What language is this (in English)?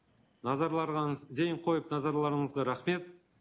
Kazakh